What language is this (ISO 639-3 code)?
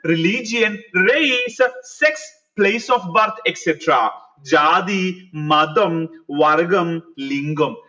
mal